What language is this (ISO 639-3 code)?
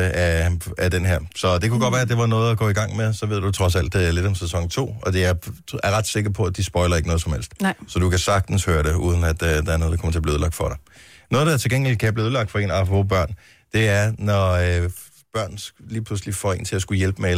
dan